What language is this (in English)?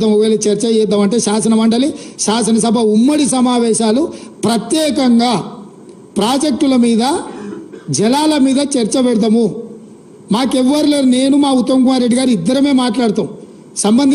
Telugu